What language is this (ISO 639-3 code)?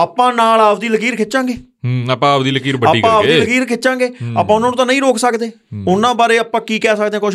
pan